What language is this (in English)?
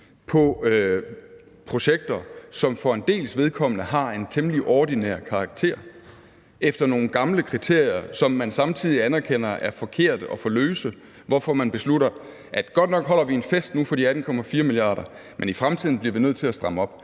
Danish